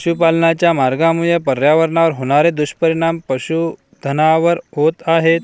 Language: Marathi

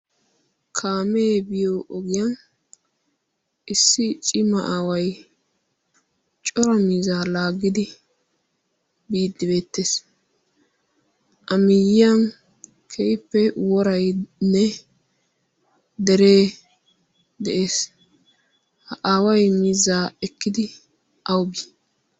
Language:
Wolaytta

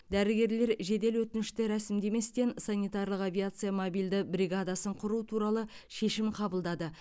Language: Kazakh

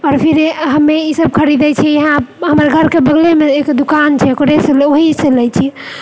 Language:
Maithili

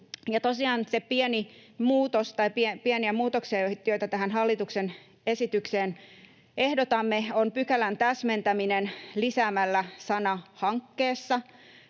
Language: Finnish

